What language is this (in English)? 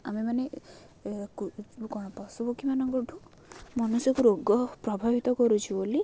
Odia